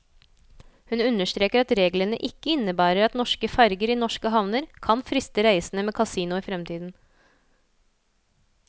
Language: Norwegian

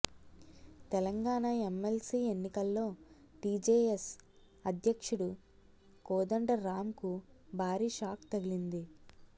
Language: Telugu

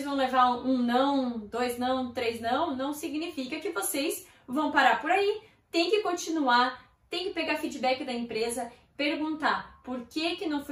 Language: Portuguese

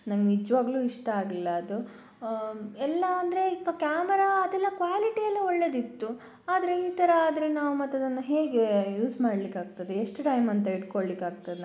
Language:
Kannada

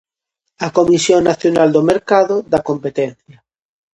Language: Galician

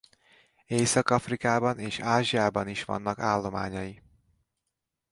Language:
Hungarian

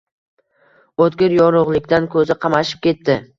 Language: Uzbek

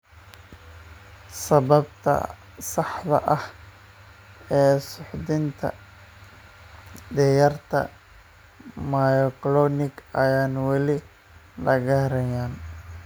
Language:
Somali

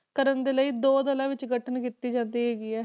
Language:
Punjabi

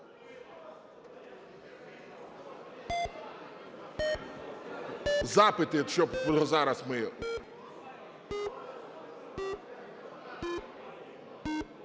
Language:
Ukrainian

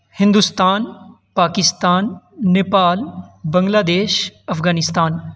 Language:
Urdu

